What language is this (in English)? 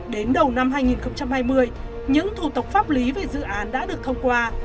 Vietnamese